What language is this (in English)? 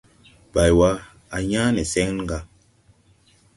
Tupuri